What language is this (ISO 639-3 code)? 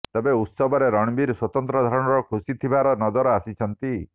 ori